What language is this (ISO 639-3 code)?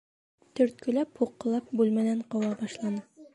bak